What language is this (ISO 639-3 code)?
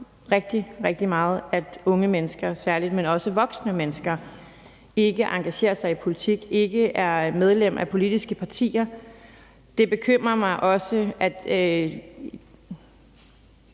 dan